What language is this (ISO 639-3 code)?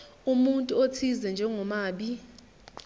zul